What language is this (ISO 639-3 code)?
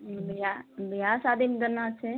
mai